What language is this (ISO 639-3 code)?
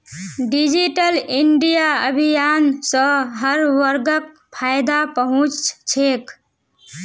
mag